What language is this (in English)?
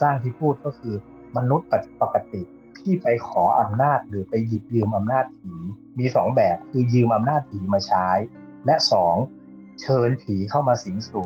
Thai